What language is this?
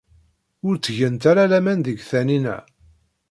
Kabyle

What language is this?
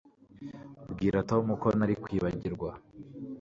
Kinyarwanda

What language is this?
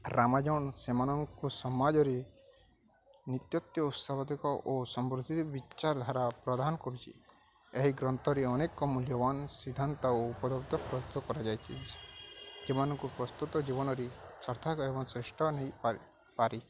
Odia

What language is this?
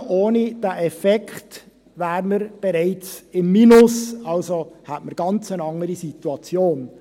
Swiss German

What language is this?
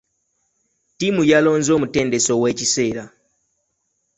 Ganda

